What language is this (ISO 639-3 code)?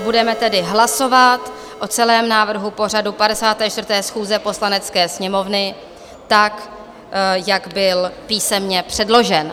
ces